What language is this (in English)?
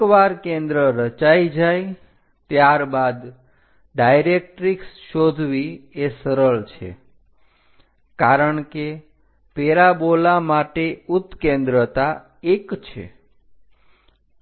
Gujarati